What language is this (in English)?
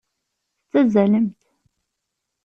Kabyle